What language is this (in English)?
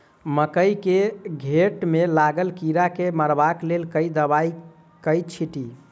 Maithili